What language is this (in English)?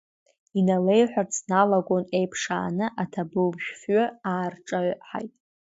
Abkhazian